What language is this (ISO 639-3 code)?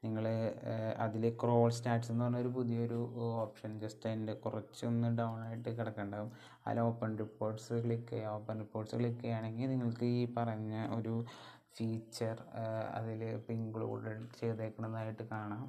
mal